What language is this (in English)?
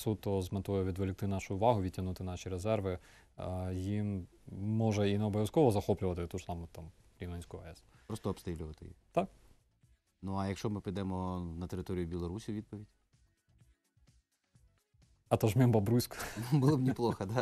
Ukrainian